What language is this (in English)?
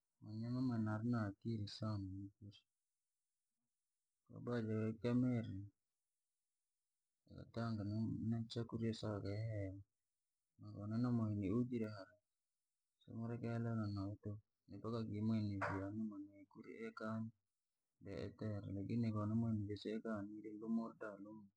Langi